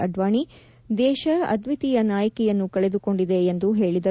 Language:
Kannada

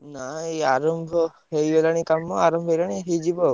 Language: Odia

